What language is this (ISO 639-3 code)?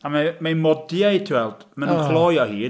cym